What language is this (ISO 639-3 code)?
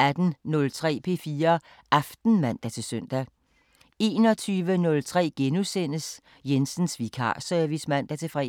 dan